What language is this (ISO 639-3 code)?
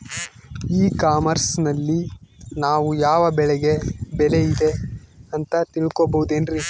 kan